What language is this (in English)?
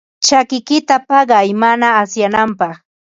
Ambo-Pasco Quechua